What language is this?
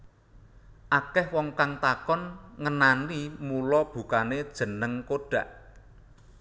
Javanese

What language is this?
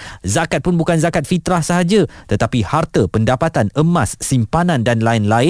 Malay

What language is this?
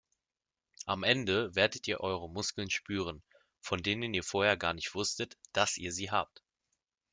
German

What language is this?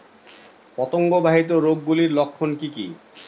Bangla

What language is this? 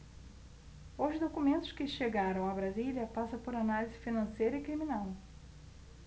Portuguese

